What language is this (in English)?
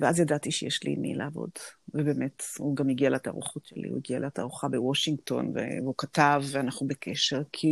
Hebrew